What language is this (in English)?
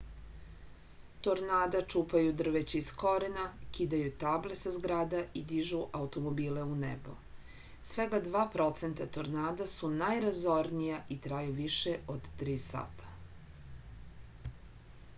Serbian